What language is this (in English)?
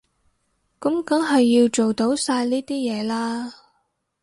Cantonese